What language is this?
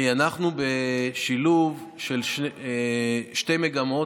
Hebrew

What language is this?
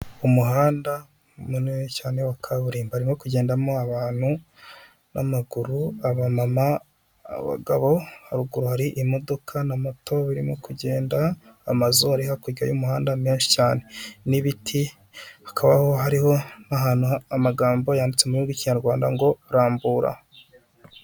Kinyarwanda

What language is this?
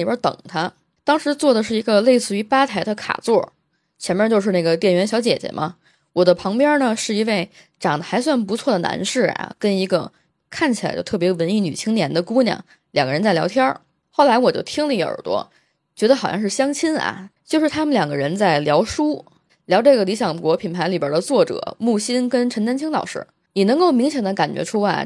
Chinese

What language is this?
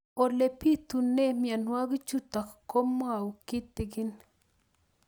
Kalenjin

